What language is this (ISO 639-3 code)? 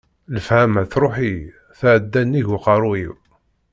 kab